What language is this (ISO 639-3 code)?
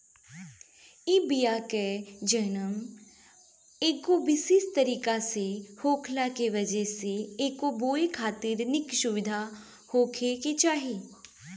bho